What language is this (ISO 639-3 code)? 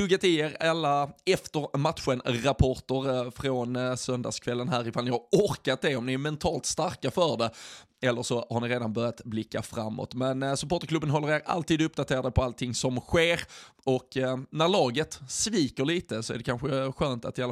swe